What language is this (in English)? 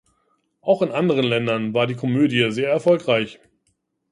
German